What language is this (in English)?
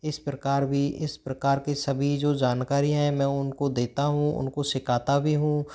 Hindi